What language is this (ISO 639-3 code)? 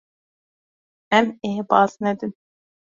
kur